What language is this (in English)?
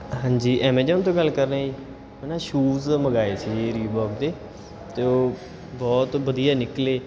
Punjabi